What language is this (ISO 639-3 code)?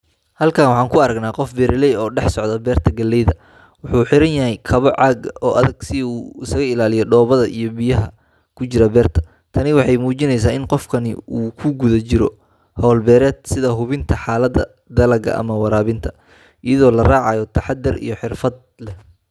som